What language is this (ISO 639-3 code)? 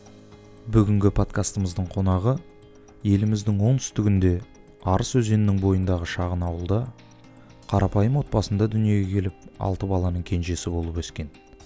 kaz